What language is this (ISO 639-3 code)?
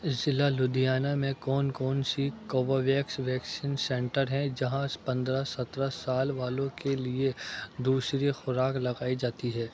urd